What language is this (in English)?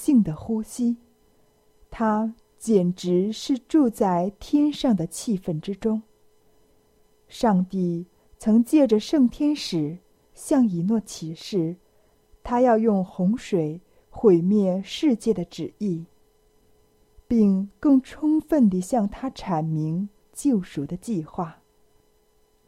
Chinese